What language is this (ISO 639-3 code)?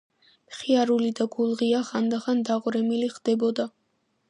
kat